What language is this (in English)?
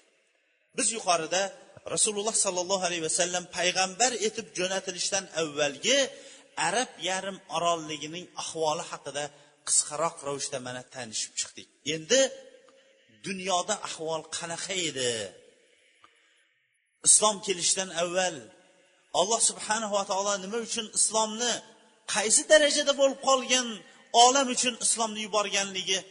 Bulgarian